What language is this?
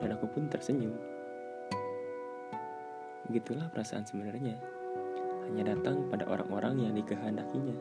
Indonesian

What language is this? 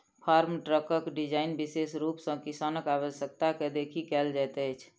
Maithili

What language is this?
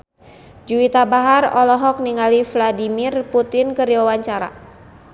Sundanese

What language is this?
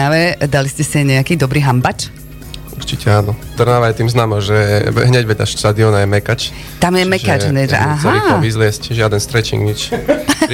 Slovak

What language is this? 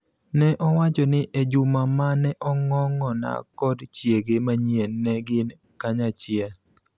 Luo (Kenya and Tanzania)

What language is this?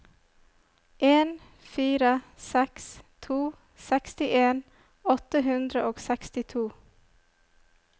Norwegian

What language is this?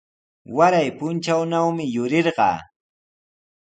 Sihuas Ancash Quechua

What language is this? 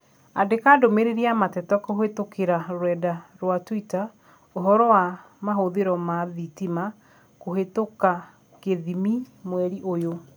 Kikuyu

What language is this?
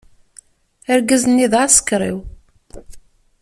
Kabyle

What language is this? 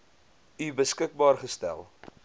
Afrikaans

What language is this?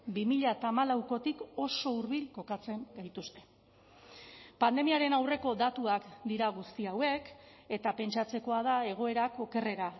Basque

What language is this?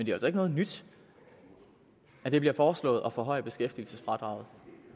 Danish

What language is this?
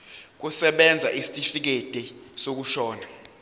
Zulu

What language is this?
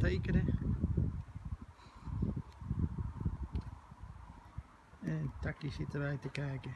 Dutch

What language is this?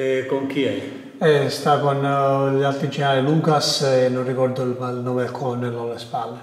Italian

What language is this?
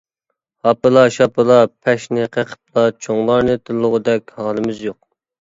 Uyghur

